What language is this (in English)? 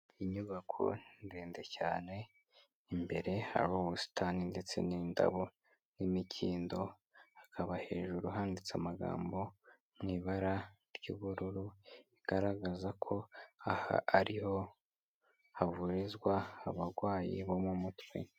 Kinyarwanda